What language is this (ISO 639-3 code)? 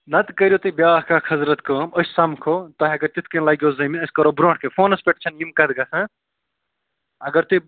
kas